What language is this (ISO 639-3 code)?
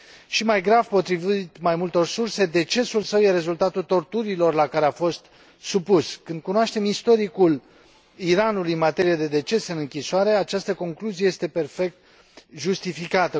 ron